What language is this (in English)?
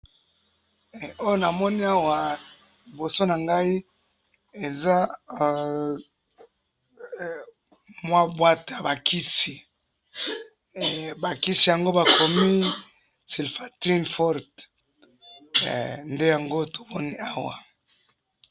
Lingala